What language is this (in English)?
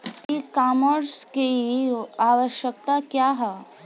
Bhojpuri